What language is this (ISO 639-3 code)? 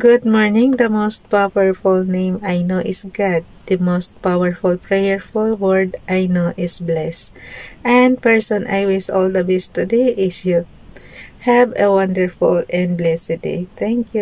fil